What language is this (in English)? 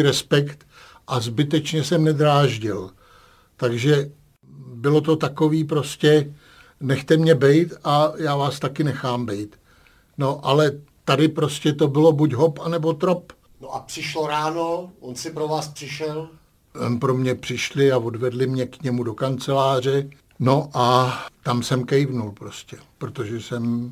Czech